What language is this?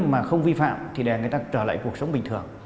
Vietnamese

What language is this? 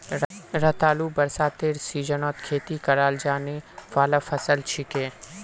Magahi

